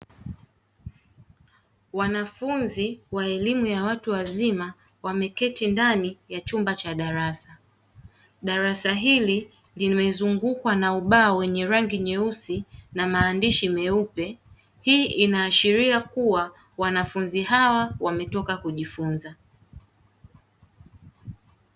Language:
Swahili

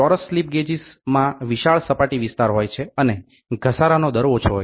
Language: Gujarati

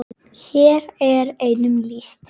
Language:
Icelandic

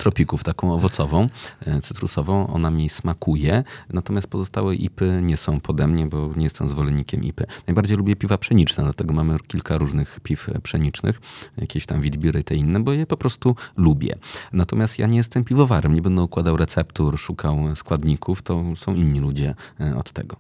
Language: Polish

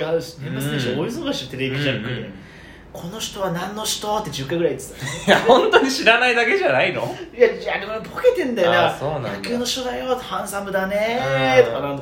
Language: Japanese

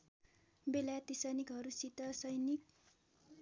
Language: Nepali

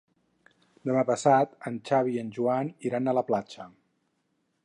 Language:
Catalan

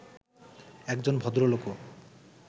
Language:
Bangla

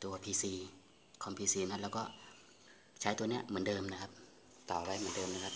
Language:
Thai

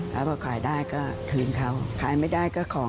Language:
Thai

